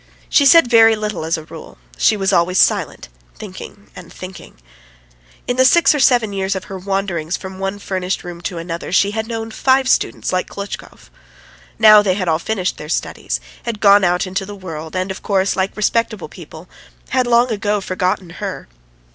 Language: English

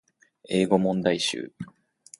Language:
Japanese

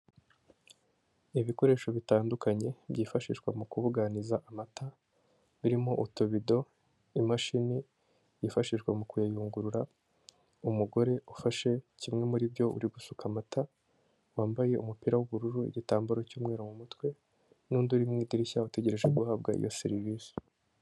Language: Kinyarwanda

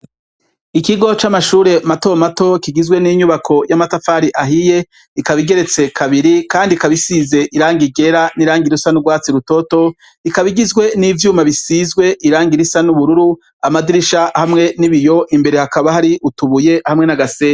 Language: Rundi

